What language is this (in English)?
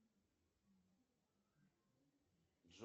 Russian